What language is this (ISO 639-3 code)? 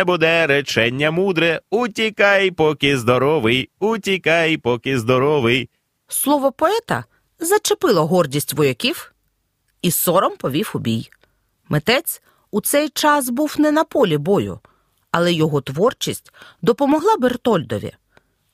ukr